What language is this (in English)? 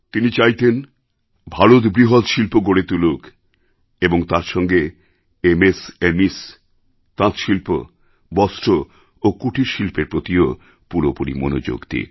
Bangla